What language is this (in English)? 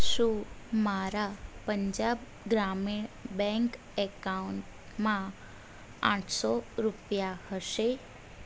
Gujarati